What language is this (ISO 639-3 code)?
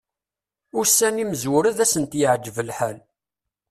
kab